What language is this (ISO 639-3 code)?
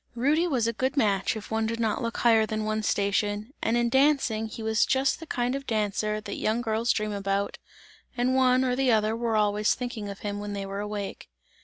eng